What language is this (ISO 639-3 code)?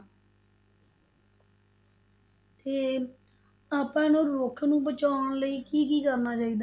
pan